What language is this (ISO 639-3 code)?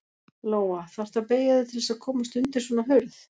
isl